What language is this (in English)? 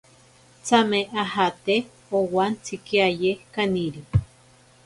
Ashéninka Perené